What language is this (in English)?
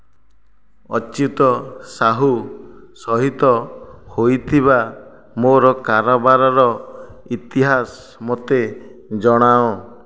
Odia